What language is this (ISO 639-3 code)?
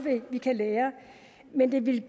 dan